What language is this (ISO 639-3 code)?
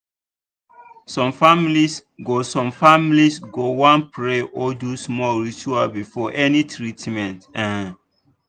pcm